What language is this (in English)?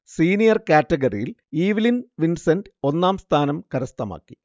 Malayalam